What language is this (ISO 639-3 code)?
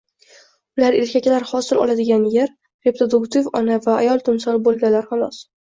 uzb